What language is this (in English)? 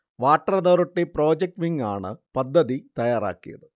Malayalam